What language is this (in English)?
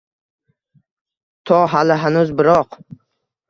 Uzbek